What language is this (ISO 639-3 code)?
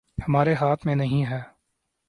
urd